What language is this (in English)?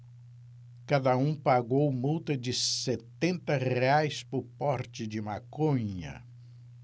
Portuguese